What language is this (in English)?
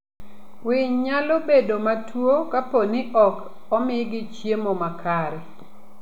Luo (Kenya and Tanzania)